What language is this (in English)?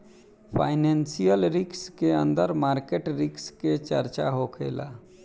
Bhojpuri